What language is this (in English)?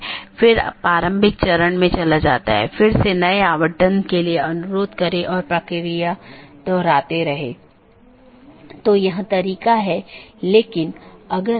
Hindi